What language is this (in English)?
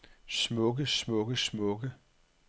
Danish